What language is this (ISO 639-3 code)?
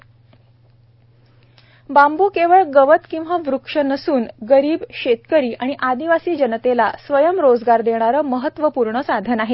mar